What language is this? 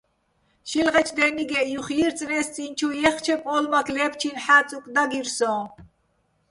Bats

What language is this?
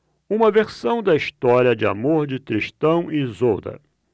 Portuguese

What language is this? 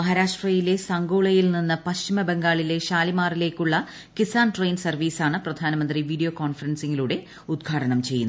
Malayalam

